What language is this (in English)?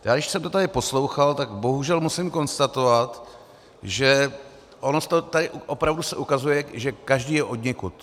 Czech